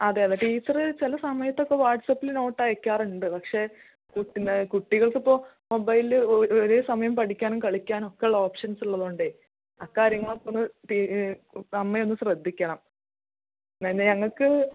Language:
Malayalam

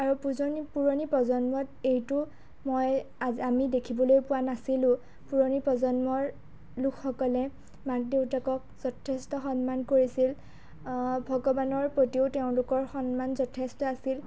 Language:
Assamese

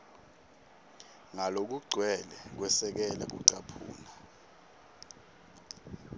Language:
Swati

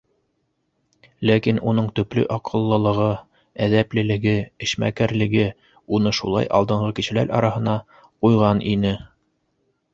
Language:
Bashkir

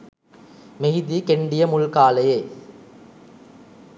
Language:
Sinhala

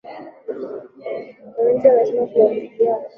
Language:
Swahili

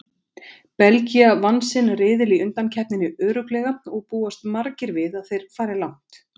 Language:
Icelandic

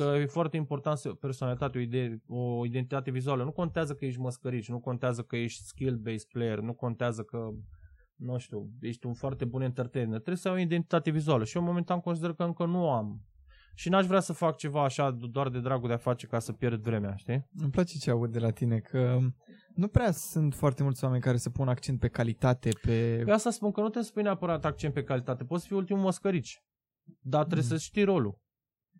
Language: Romanian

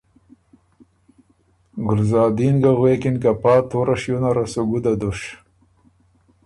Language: Ormuri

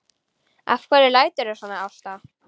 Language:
Icelandic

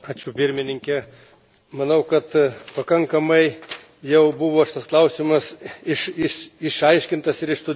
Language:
Lithuanian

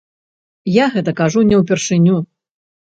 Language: Belarusian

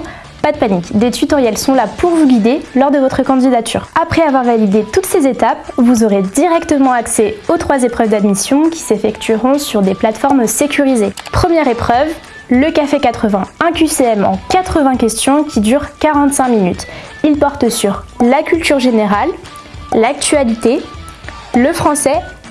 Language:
French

